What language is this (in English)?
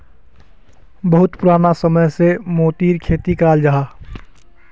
Magahi